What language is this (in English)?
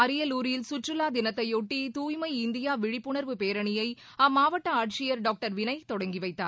Tamil